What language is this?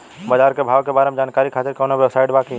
Bhojpuri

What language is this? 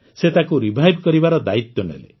Odia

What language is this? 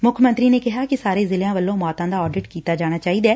Punjabi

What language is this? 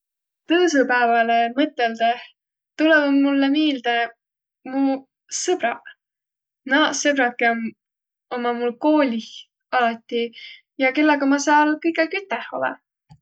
Võro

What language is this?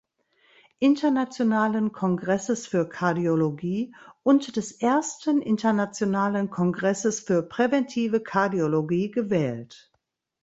German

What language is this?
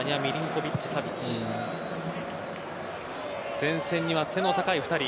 Japanese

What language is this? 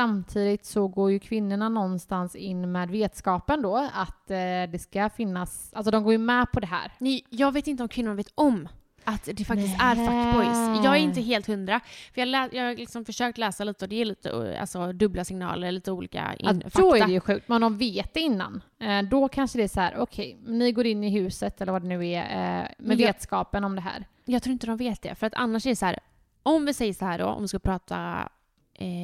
Swedish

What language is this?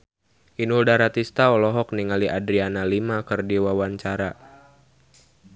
Sundanese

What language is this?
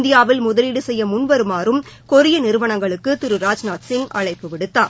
Tamil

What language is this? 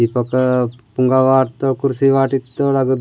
Gondi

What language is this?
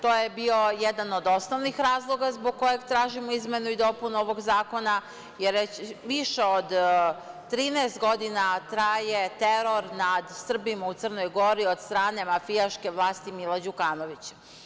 Serbian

